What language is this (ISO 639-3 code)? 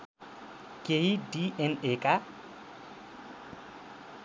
nep